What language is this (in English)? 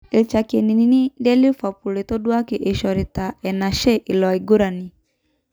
Masai